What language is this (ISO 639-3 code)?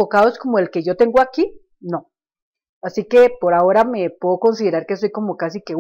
spa